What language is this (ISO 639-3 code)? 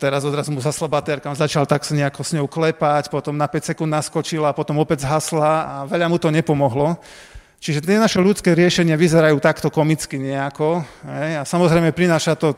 slk